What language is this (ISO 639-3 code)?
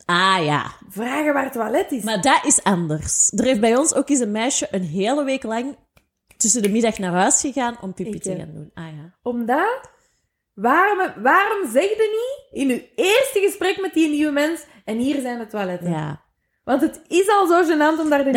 nld